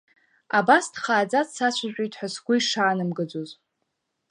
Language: Abkhazian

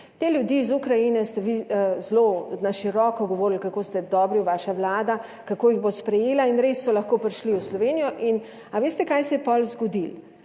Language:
Slovenian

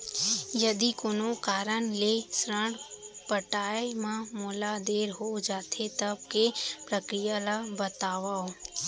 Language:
Chhattisgarhi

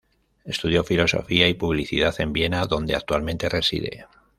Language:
Spanish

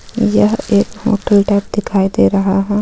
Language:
Hindi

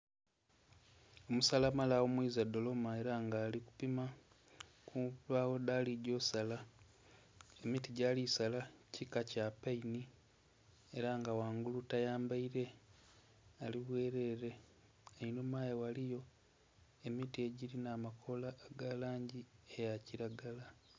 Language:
Soga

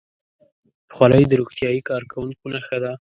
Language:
Pashto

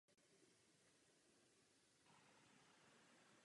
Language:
Czech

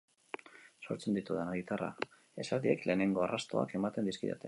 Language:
Basque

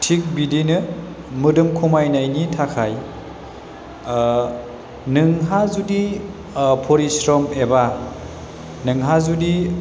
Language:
Bodo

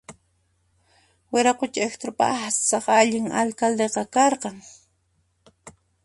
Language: Puno Quechua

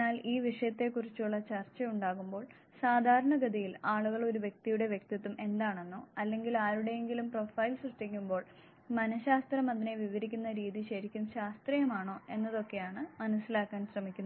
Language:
Malayalam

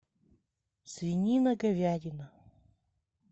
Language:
Russian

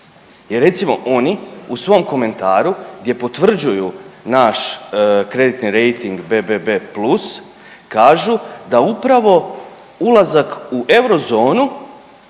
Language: Croatian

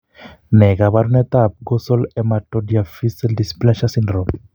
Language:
Kalenjin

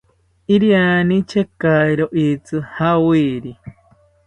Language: South Ucayali Ashéninka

